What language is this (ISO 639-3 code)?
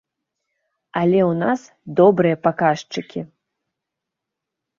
bel